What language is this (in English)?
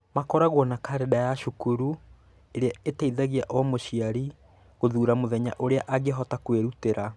Kikuyu